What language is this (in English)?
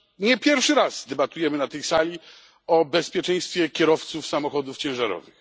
Polish